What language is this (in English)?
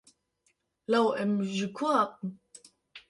Kurdish